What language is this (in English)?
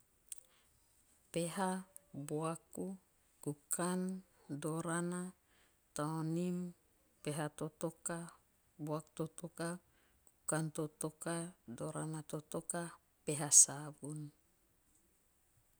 Teop